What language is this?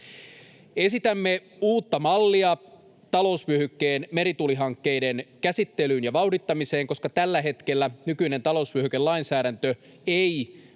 Finnish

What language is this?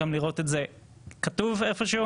Hebrew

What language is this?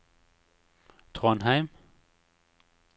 Norwegian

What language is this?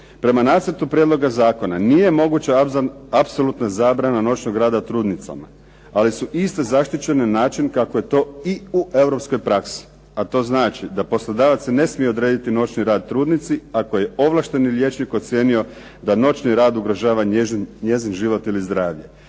Croatian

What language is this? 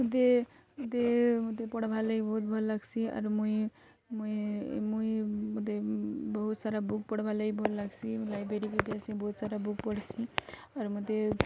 Odia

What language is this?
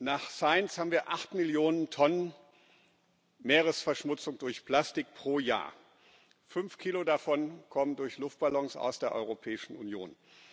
German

